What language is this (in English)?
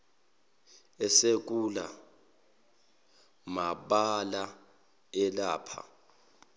Zulu